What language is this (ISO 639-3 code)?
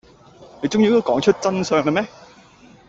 yue